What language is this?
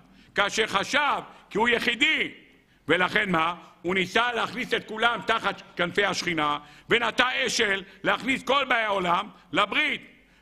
Hebrew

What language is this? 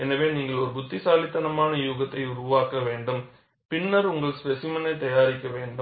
Tamil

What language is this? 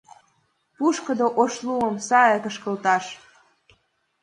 Mari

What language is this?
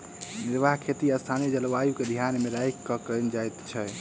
Maithili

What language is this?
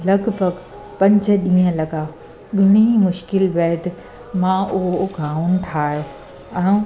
Sindhi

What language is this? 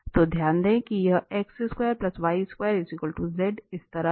Hindi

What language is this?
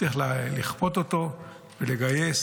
Hebrew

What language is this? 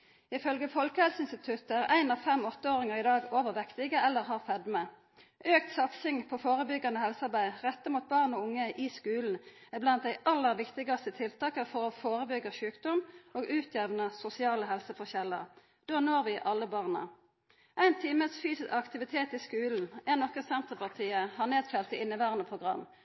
Norwegian Nynorsk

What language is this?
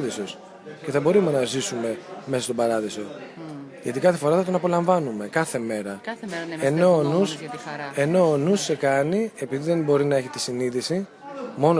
Greek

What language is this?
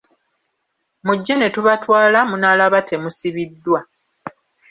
Ganda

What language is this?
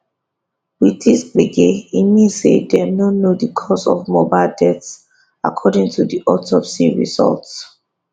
Nigerian Pidgin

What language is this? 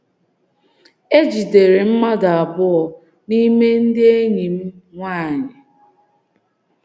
Igbo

